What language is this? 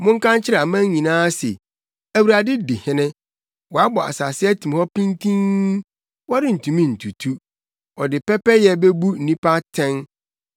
Akan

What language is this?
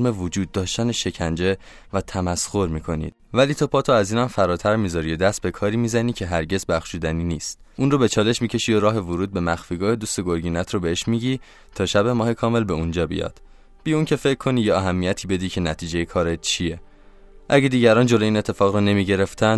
Persian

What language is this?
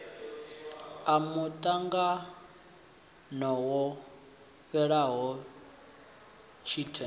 Venda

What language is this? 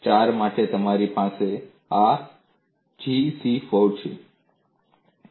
Gujarati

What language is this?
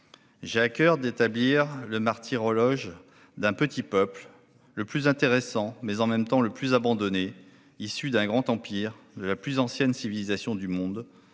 French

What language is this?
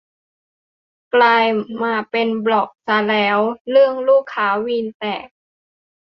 Thai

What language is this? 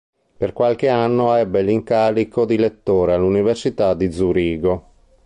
Italian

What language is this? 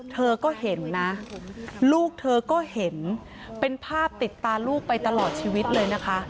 Thai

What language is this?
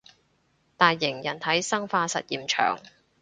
Cantonese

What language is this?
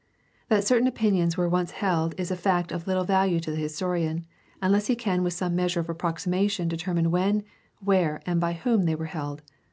English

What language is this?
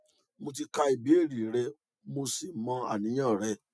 Yoruba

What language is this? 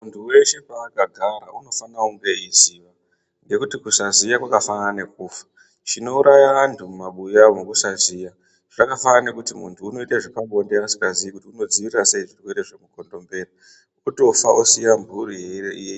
Ndau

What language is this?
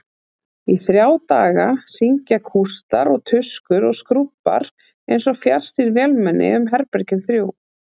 Icelandic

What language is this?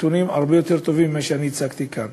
Hebrew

